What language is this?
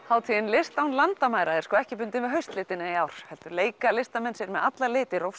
Icelandic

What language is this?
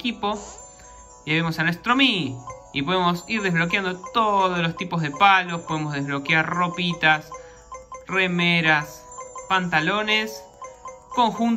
Spanish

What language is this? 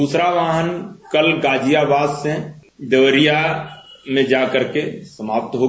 Hindi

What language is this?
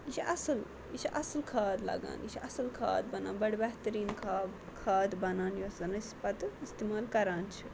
Kashmiri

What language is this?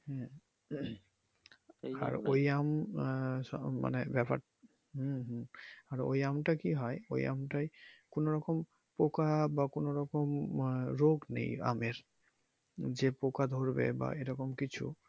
Bangla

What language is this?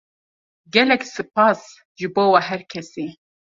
Kurdish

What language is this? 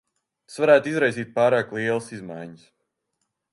Latvian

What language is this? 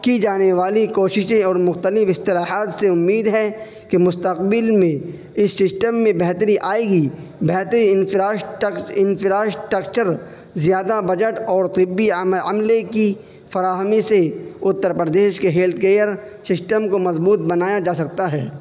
Urdu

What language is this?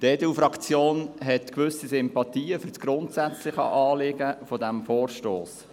Swiss German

